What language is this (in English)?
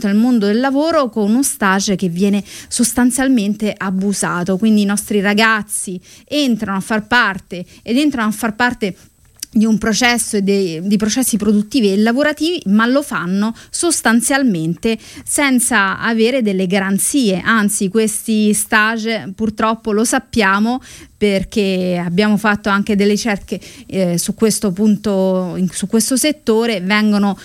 Italian